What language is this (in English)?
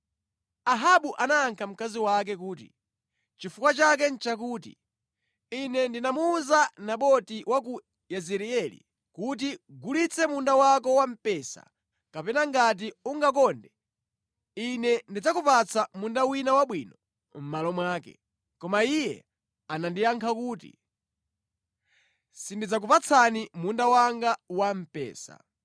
Nyanja